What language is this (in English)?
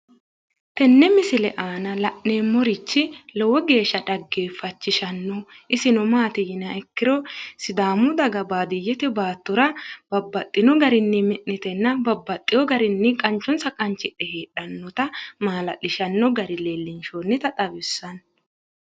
Sidamo